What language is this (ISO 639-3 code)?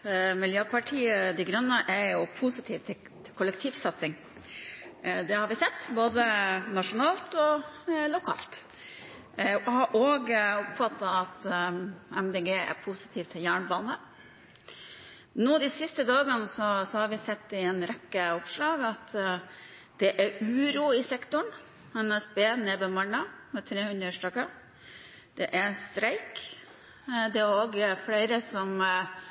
nob